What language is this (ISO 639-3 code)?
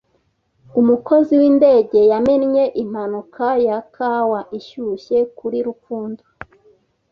kin